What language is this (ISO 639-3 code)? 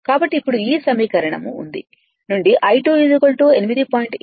tel